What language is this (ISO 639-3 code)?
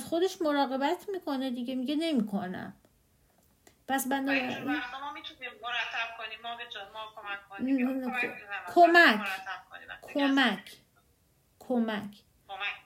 fas